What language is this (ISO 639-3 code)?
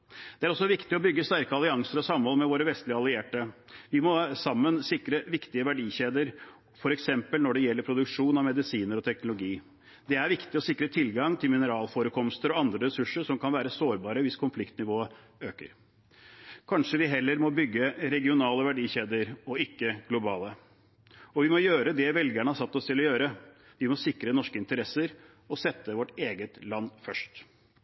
nob